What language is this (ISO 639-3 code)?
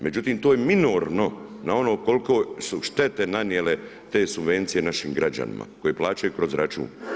hrv